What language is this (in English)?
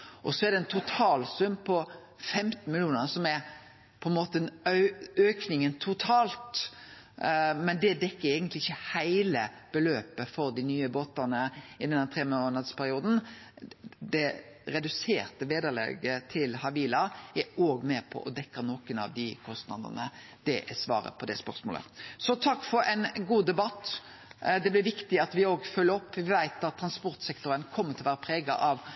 Norwegian Nynorsk